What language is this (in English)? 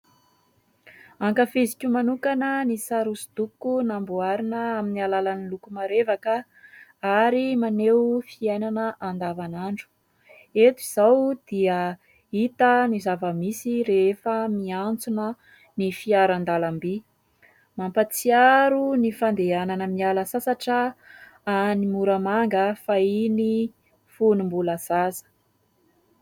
Malagasy